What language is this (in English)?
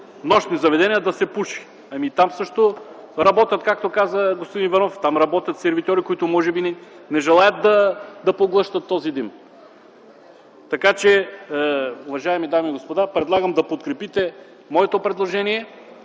Bulgarian